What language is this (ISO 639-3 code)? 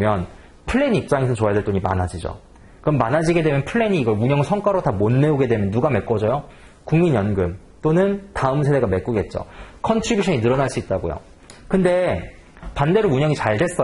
kor